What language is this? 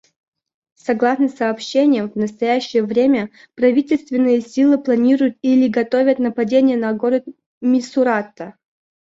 Russian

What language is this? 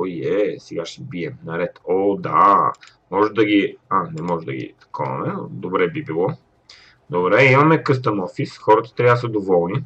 Bulgarian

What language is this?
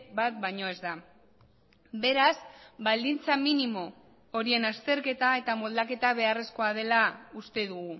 Basque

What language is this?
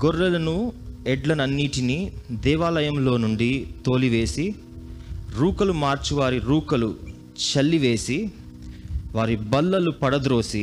Telugu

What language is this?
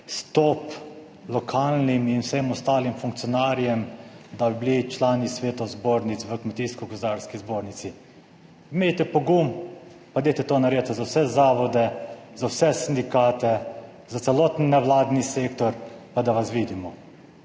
Slovenian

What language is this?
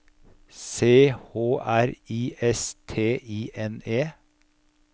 Norwegian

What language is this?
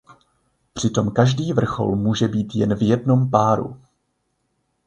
Czech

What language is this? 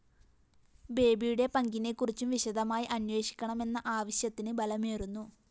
Malayalam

